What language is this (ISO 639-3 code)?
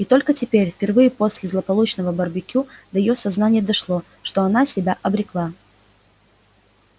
rus